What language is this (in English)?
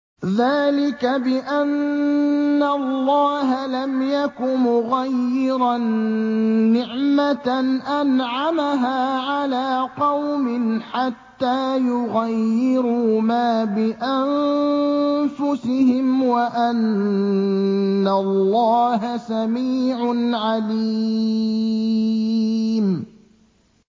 Arabic